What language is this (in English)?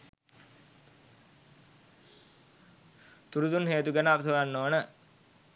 Sinhala